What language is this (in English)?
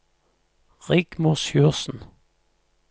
Norwegian